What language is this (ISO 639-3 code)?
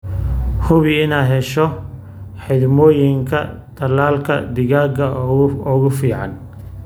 som